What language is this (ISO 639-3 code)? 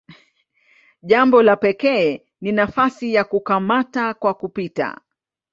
swa